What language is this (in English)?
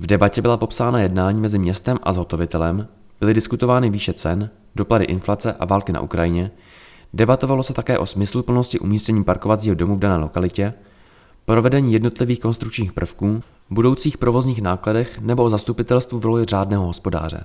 Czech